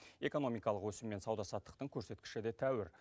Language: Kazakh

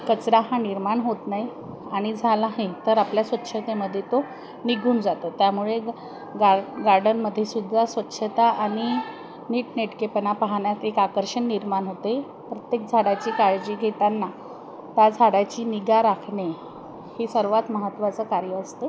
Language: Marathi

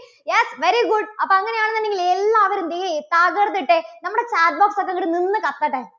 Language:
Malayalam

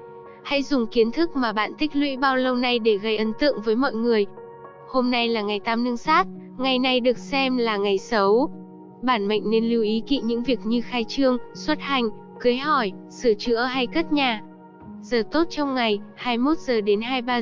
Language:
Vietnamese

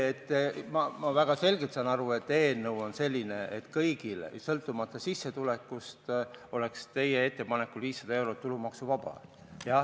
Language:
Estonian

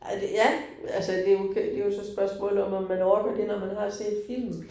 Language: Danish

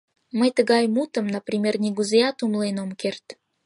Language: Mari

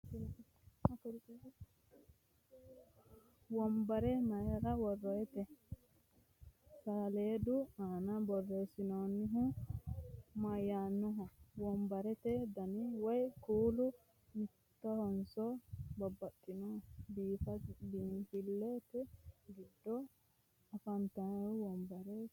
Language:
Sidamo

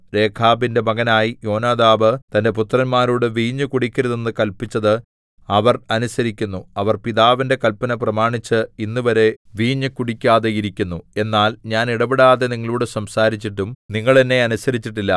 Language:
Malayalam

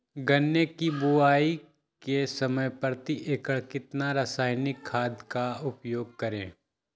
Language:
Magahi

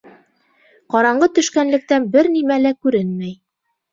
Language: Bashkir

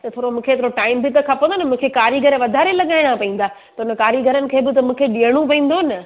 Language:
Sindhi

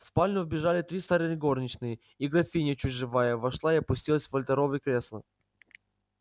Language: Russian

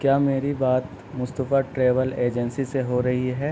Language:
Urdu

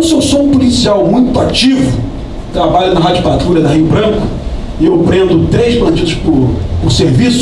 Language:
Portuguese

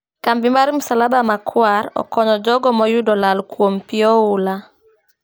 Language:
Luo (Kenya and Tanzania)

